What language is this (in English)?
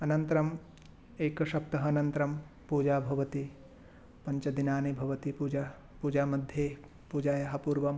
Sanskrit